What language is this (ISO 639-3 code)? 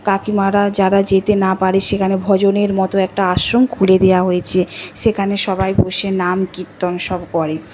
ben